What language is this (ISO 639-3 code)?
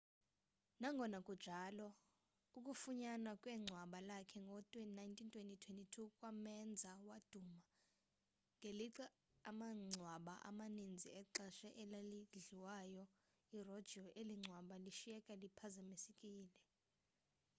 xho